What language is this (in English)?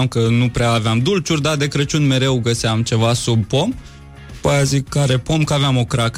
Romanian